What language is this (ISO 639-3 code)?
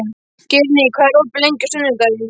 isl